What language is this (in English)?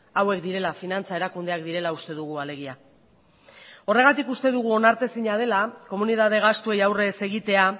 Basque